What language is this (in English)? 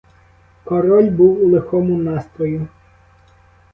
Ukrainian